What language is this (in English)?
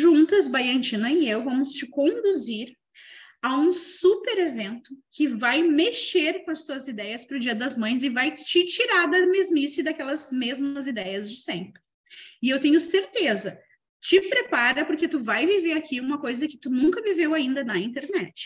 Portuguese